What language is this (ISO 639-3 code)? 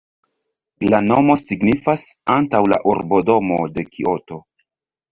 epo